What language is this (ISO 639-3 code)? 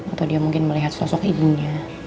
ind